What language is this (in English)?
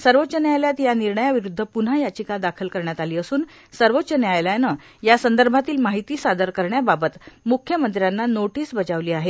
Marathi